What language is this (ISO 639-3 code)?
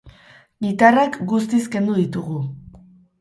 eus